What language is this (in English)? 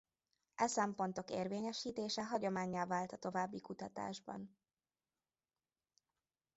Hungarian